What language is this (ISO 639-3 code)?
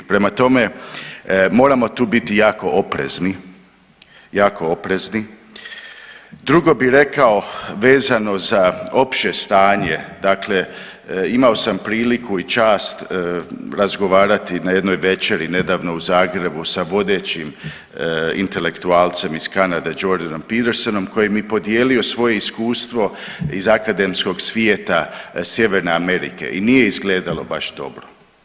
hrv